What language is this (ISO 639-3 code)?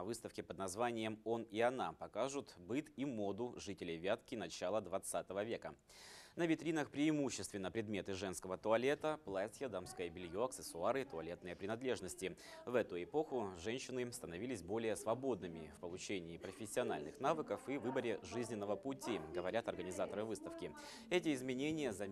rus